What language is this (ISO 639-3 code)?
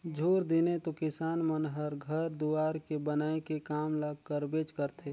hne